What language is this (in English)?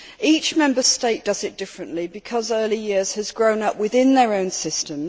English